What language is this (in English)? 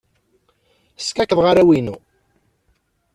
Kabyle